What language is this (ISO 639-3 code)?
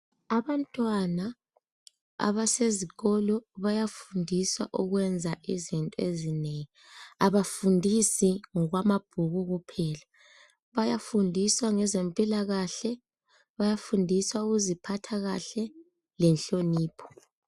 nde